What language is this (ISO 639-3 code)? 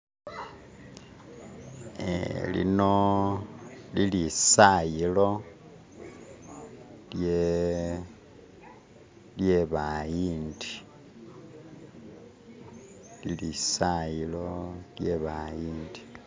myx